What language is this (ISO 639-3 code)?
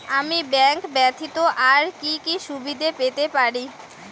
ben